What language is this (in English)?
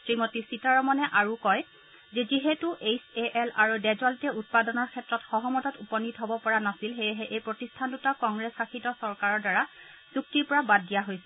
Assamese